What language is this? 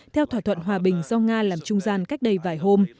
Vietnamese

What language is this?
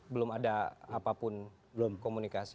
Indonesian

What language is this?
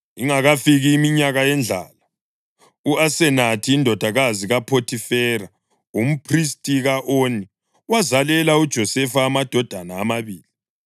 North Ndebele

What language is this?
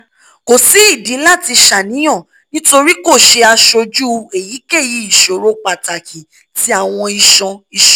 Yoruba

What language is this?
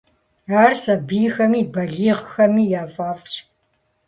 Kabardian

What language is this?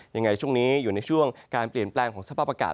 Thai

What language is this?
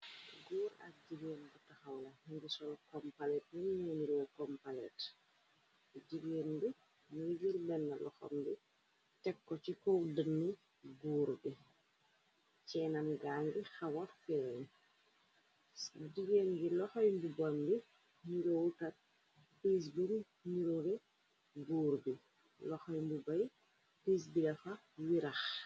Wolof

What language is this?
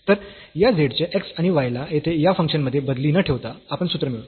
Marathi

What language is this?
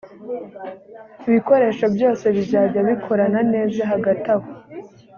Kinyarwanda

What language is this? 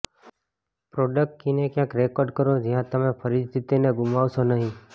Gujarati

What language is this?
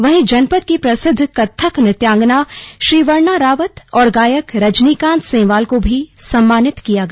Hindi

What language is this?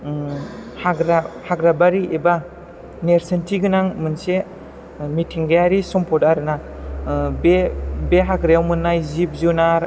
Bodo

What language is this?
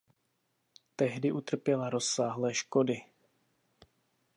Czech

